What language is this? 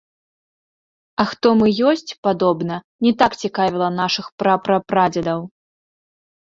Belarusian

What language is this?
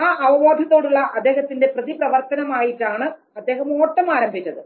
Malayalam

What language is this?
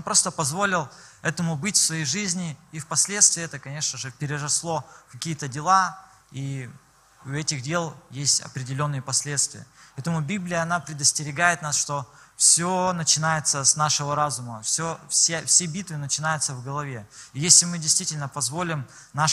Russian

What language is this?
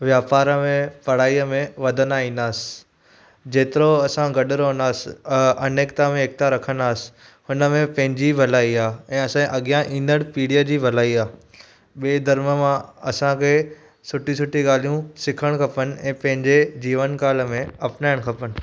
Sindhi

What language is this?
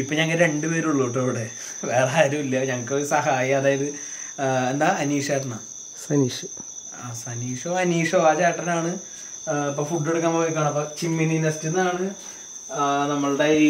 Indonesian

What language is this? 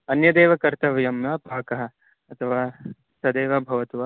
Sanskrit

